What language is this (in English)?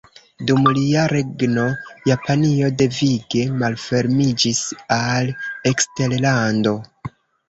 Esperanto